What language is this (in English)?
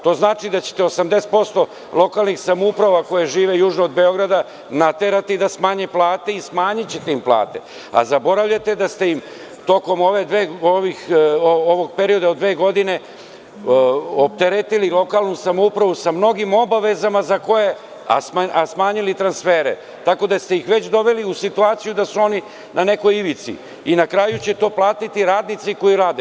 Serbian